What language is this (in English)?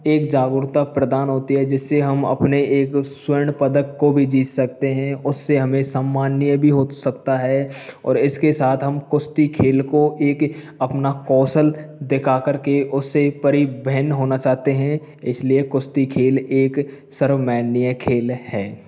Hindi